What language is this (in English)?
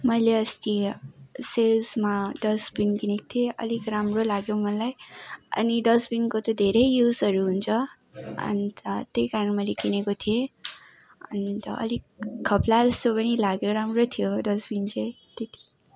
Nepali